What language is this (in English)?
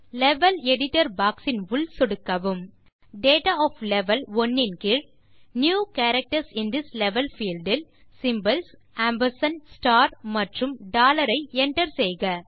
Tamil